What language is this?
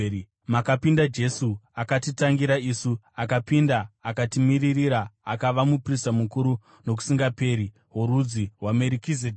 Shona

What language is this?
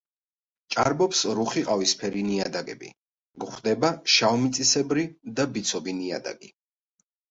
Georgian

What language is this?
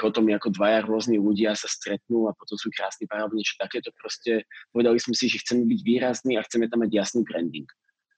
Slovak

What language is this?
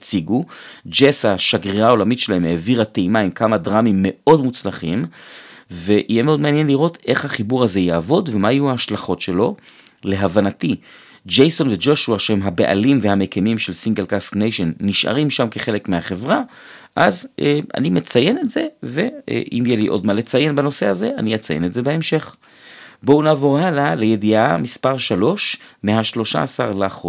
Hebrew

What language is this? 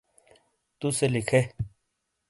Shina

